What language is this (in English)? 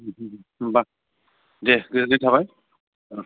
Bodo